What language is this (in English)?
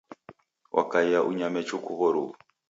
Taita